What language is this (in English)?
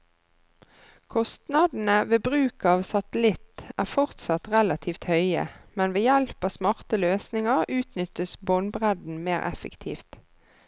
Norwegian